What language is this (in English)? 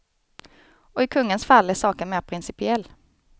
Swedish